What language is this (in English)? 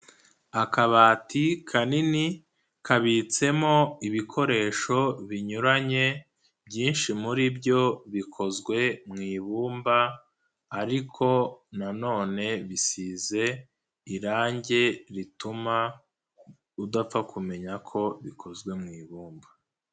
Kinyarwanda